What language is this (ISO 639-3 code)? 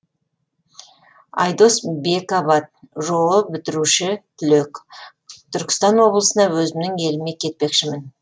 kaz